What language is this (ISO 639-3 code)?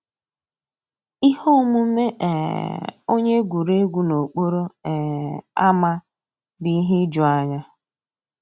ibo